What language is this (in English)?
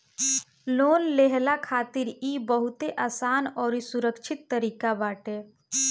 Bhojpuri